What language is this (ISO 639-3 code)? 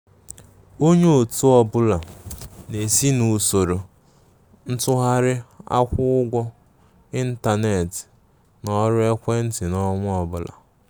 ibo